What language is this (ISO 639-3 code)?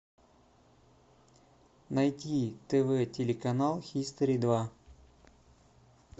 rus